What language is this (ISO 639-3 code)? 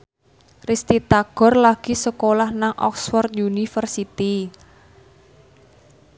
jav